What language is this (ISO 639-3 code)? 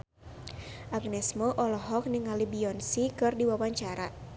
sun